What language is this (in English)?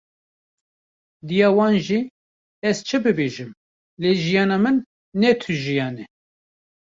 Kurdish